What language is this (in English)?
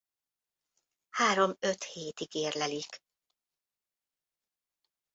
Hungarian